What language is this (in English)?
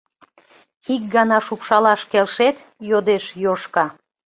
Mari